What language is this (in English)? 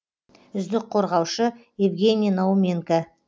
Kazakh